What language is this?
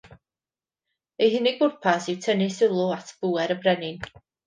Welsh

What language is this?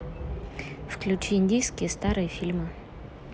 Russian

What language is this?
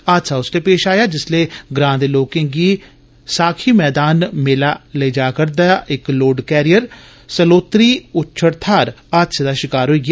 Dogri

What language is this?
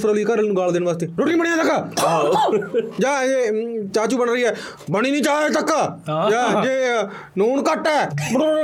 Punjabi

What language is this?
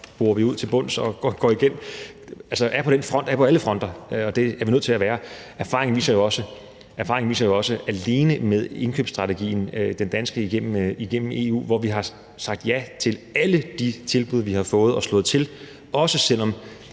Danish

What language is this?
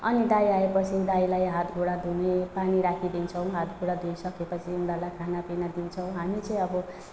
Nepali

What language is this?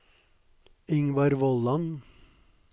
Norwegian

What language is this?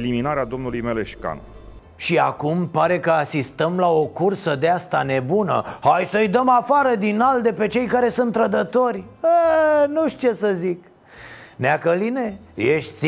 Romanian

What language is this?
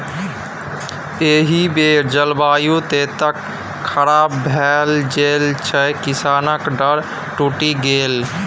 Maithili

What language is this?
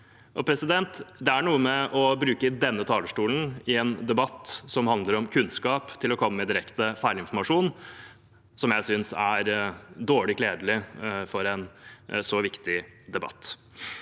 Norwegian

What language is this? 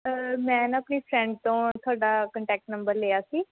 Punjabi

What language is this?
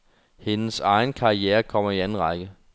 Danish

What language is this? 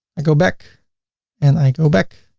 English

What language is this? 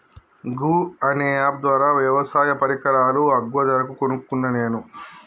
Telugu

